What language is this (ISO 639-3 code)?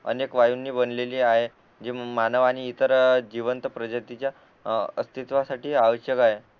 mar